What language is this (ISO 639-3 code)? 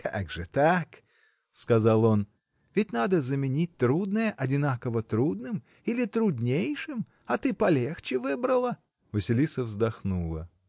rus